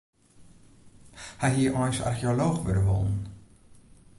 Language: Western Frisian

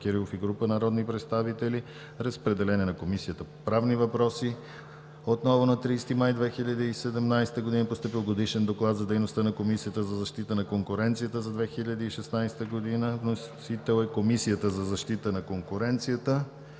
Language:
Bulgarian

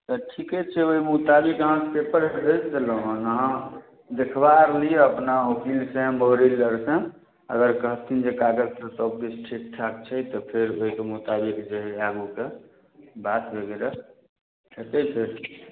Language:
Maithili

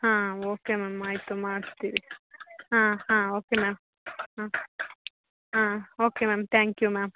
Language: Kannada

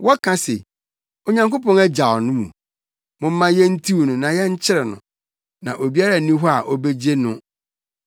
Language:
Akan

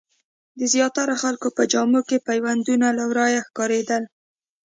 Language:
Pashto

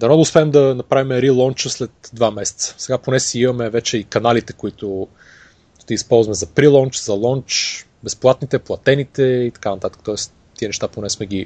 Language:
Bulgarian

